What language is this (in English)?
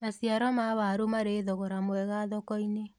Kikuyu